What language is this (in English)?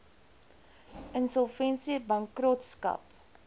Afrikaans